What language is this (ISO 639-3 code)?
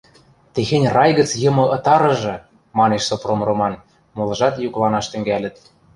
mrj